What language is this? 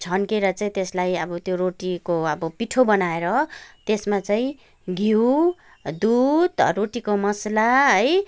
Nepali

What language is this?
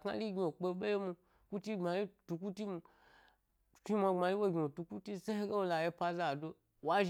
Gbari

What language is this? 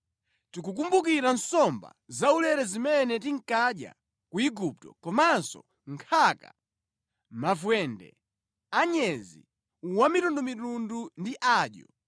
Nyanja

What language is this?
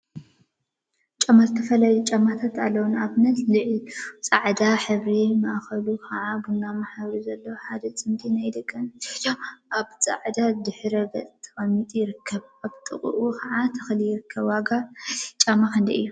Tigrinya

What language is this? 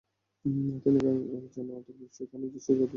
Bangla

